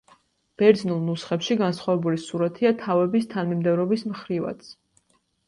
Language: Georgian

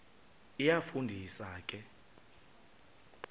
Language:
Xhosa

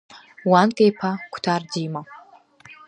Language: Abkhazian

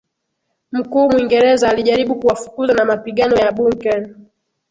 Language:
Swahili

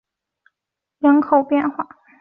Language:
Chinese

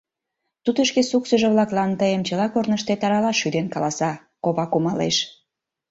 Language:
Mari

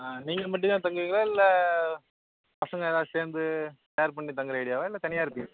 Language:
Tamil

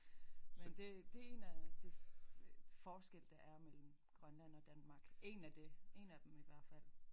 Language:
Danish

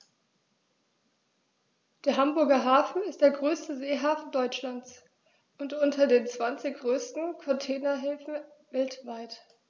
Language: German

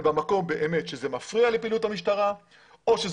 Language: Hebrew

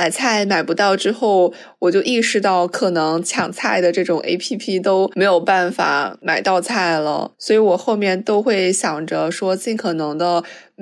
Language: Chinese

